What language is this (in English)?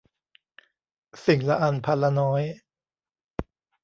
Thai